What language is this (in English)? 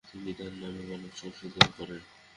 Bangla